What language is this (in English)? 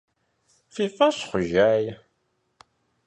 Kabardian